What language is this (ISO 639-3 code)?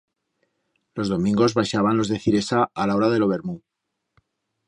arg